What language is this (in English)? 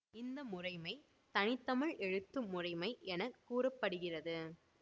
Tamil